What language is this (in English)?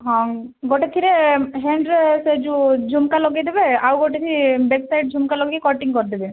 Odia